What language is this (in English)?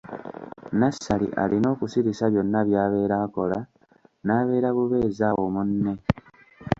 Ganda